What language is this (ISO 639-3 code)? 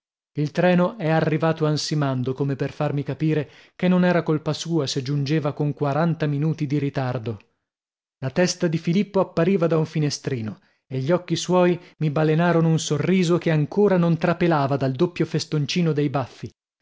ita